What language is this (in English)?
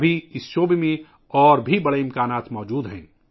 Urdu